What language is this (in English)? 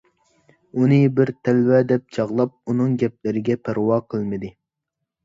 Uyghur